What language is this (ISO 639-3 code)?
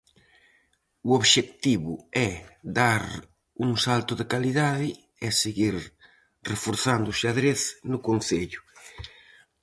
glg